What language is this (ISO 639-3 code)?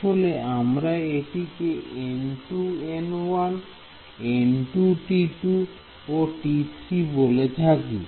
ben